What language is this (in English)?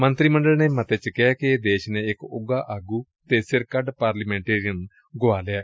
Punjabi